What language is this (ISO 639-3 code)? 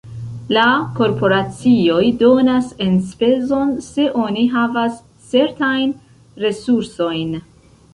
epo